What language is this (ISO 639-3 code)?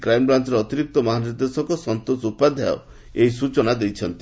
ori